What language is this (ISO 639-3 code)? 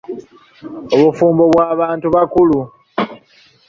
lug